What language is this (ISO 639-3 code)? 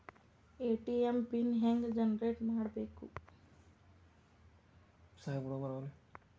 kan